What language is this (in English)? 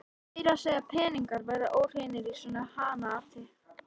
Icelandic